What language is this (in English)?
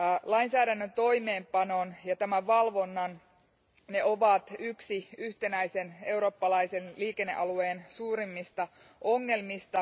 Finnish